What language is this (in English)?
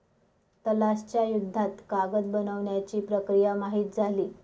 Marathi